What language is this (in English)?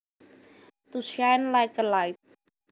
Javanese